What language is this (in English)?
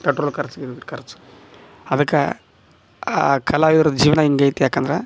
Kannada